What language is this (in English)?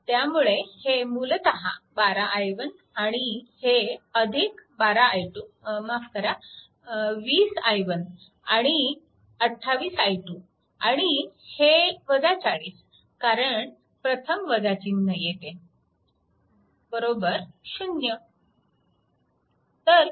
Marathi